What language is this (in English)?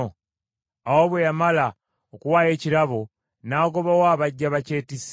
Ganda